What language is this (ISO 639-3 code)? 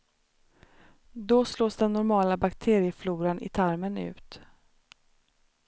swe